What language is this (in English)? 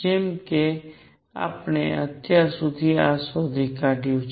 Gujarati